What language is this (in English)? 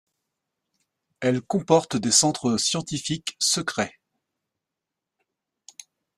French